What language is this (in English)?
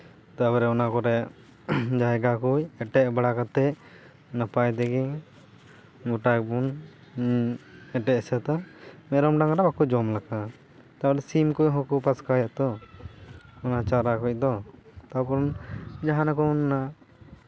Santali